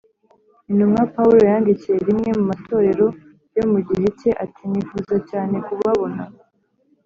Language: Kinyarwanda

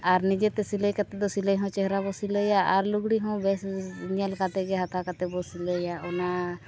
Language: Santali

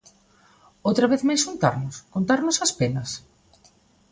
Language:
Galician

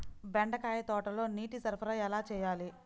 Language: Telugu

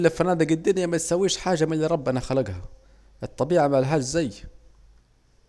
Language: Saidi Arabic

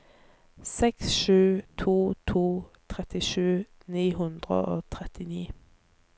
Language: Norwegian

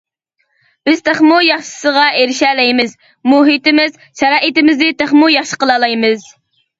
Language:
Uyghur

